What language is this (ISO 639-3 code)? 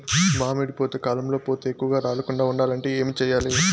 tel